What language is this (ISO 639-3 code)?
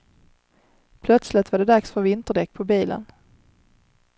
swe